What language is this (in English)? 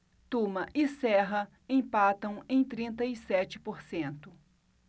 Portuguese